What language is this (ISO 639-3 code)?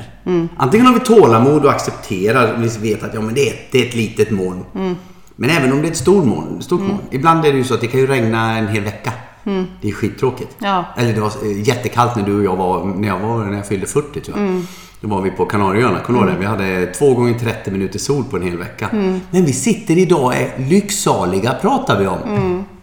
swe